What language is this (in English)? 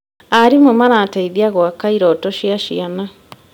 Kikuyu